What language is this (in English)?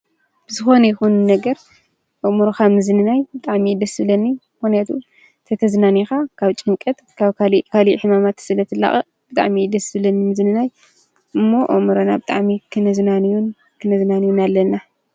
Tigrinya